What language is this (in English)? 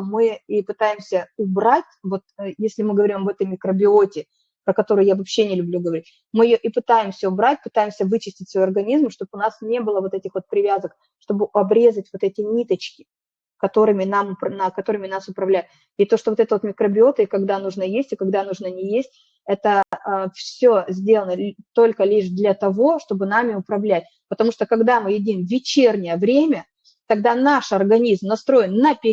Russian